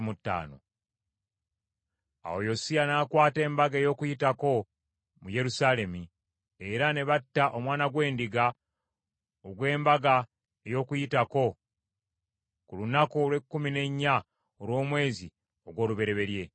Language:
Ganda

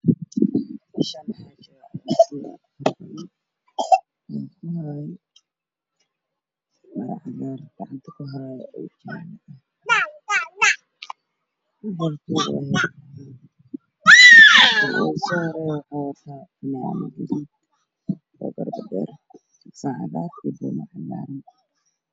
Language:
Somali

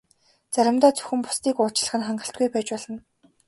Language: Mongolian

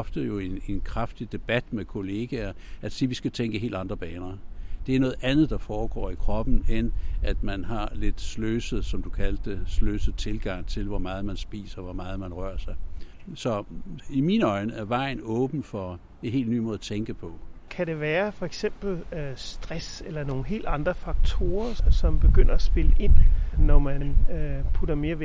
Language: Danish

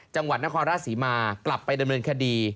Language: Thai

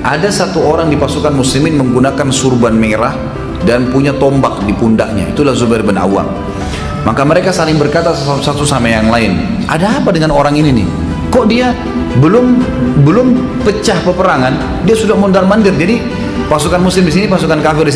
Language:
Indonesian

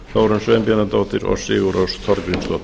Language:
Icelandic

